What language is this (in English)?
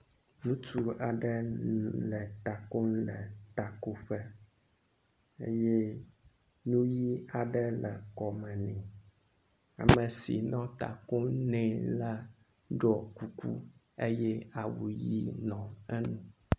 Ewe